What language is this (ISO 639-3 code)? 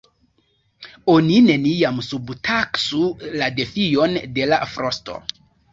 epo